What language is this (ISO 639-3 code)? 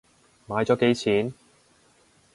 yue